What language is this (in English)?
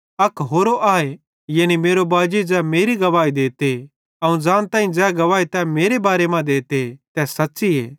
Bhadrawahi